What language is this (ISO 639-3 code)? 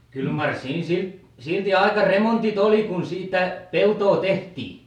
fin